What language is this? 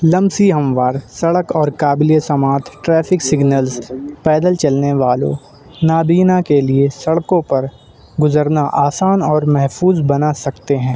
Urdu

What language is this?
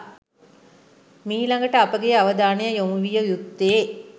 Sinhala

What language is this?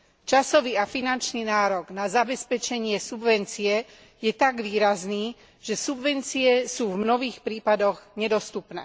Slovak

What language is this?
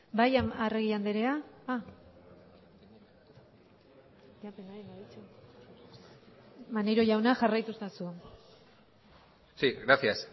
Basque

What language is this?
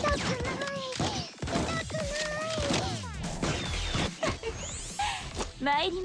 Japanese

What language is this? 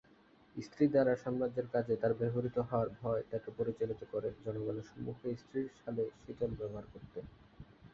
Bangla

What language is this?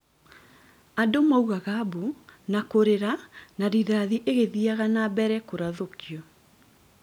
Kikuyu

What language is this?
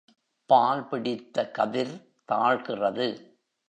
Tamil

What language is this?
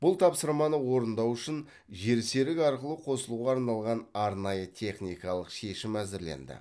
Kazakh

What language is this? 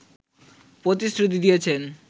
Bangla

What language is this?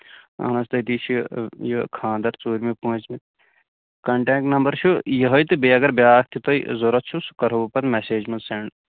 Kashmiri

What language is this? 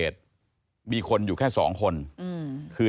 Thai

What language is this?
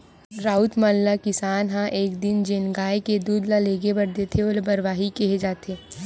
Chhattisgarhi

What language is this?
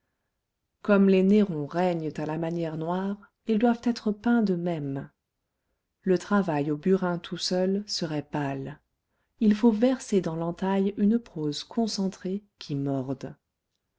French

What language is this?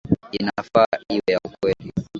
Swahili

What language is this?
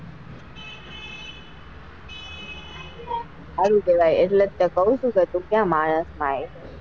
Gujarati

